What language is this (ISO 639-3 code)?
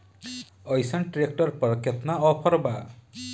bho